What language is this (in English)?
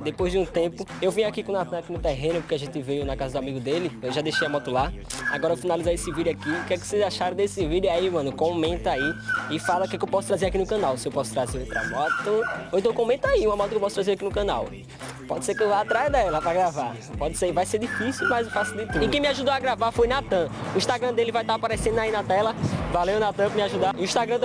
Portuguese